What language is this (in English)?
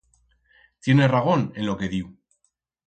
Aragonese